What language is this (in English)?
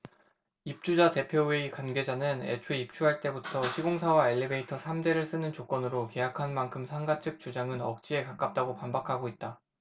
Korean